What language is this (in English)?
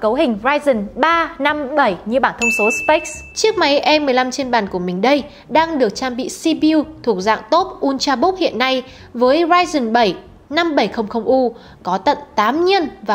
Vietnamese